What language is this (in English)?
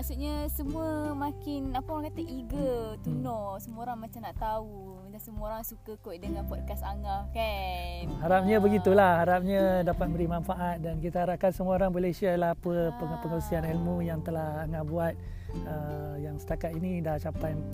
Malay